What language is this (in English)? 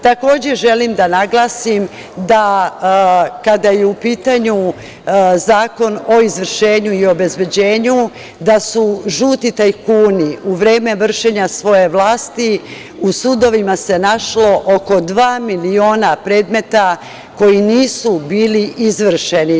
Serbian